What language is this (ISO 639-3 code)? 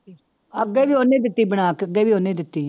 pan